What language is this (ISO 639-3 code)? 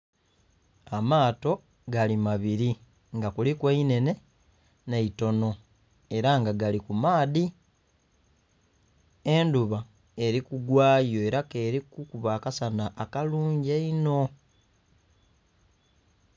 xog